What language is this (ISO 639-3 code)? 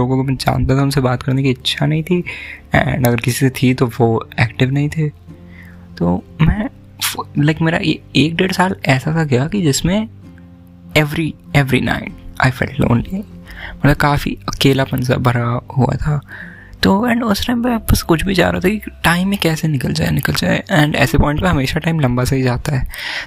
hin